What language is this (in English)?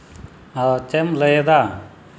Santali